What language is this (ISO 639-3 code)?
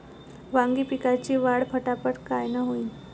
mar